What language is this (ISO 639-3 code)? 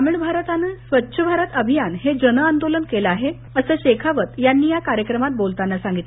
mar